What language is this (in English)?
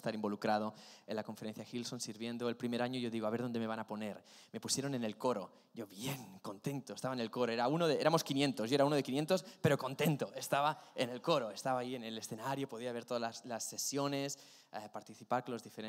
Spanish